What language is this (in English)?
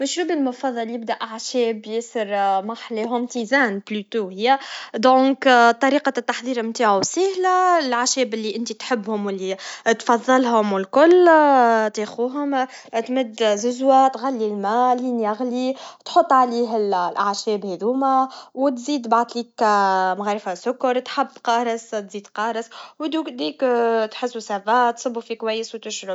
Tunisian Arabic